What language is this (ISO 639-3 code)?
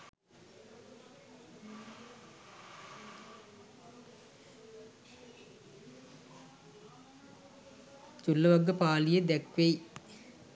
sin